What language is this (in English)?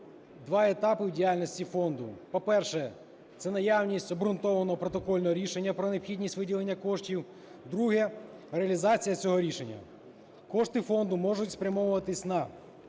Ukrainian